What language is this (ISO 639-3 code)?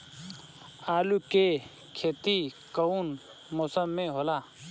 bho